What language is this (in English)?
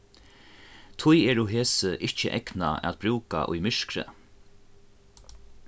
Faroese